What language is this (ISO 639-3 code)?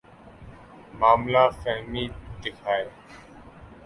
urd